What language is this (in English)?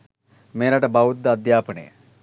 Sinhala